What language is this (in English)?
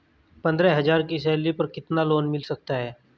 Hindi